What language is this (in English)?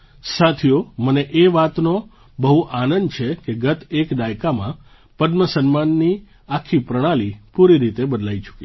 Gujarati